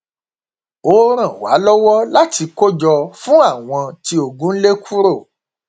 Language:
Yoruba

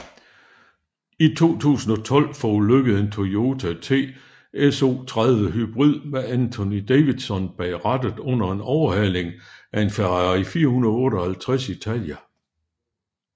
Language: Danish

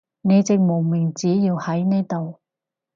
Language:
Cantonese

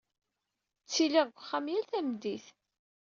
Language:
Kabyle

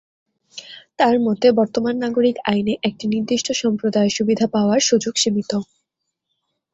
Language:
Bangla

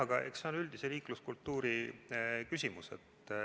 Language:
Estonian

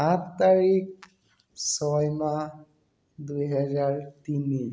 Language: Assamese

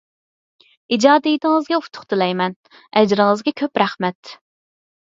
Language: Uyghur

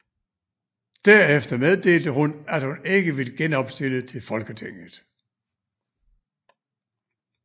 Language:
Danish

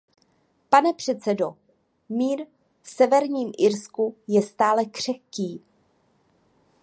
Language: Czech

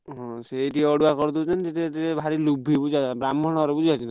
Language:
Odia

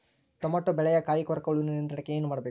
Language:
Kannada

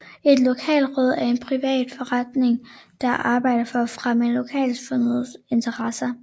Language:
Danish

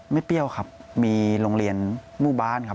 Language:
Thai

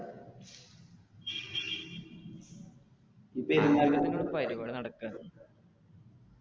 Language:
Malayalam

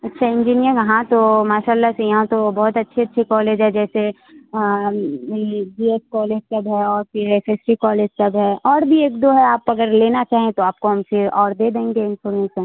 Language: Urdu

